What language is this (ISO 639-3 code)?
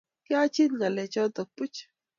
kln